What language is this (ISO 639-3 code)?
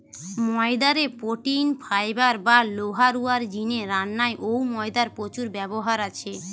ben